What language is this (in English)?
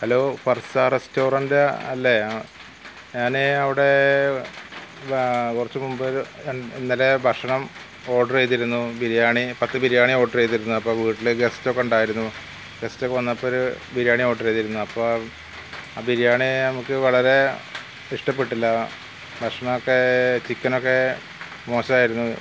Malayalam